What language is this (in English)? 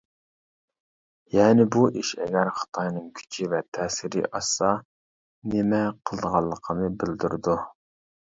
Uyghur